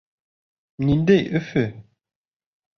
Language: Bashkir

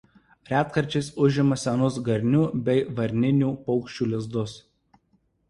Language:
Lithuanian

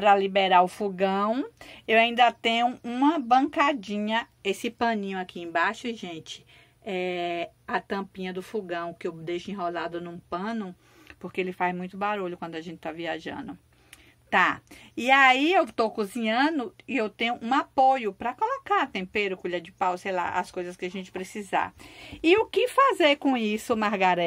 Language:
Portuguese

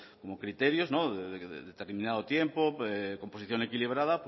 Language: Spanish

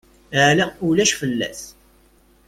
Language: Kabyle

